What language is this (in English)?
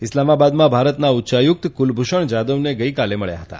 Gujarati